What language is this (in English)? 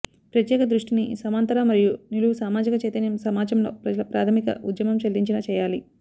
Telugu